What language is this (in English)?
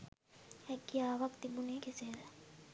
Sinhala